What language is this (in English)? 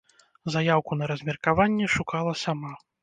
Belarusian